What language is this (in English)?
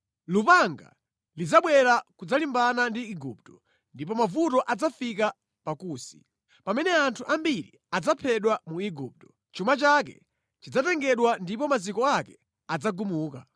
Nyanja